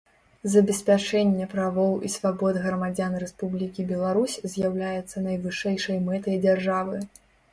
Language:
Belarusian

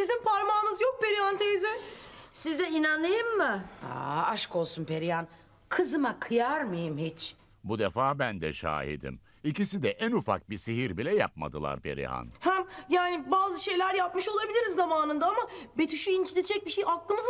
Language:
Turkish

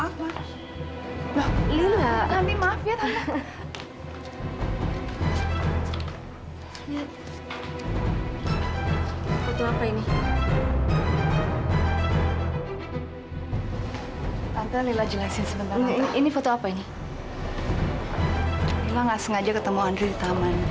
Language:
Indonesian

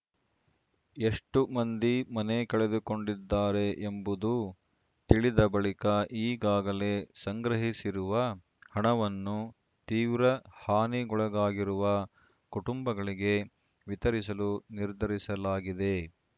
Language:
Kannada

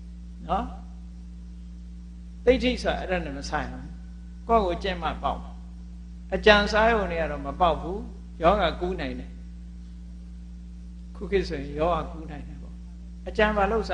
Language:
English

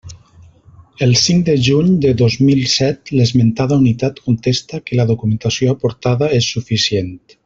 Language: Catalan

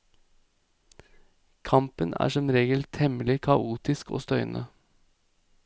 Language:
Norwegian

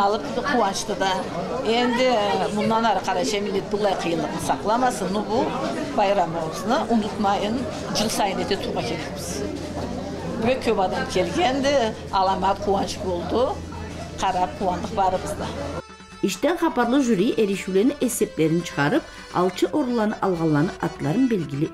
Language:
Turkish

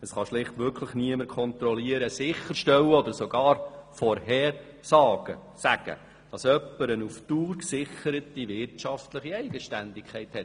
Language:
Swiss German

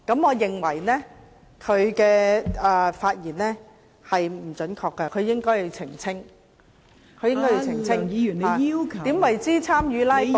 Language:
Cantonese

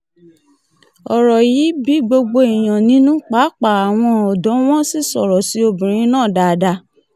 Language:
Yoruba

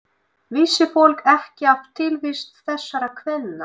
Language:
Icelandic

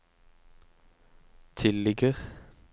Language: Norwegian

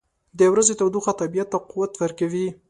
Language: Pashto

